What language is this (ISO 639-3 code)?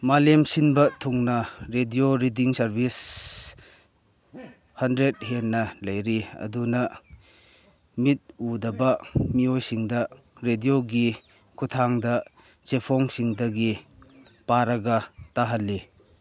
mni